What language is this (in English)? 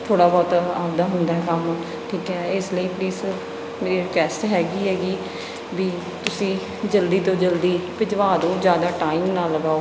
Punjabi